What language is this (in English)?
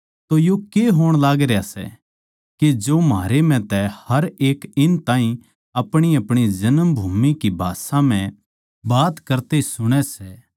Haryanvi